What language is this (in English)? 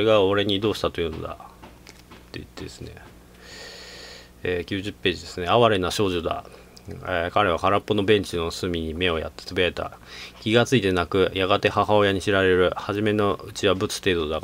Japanese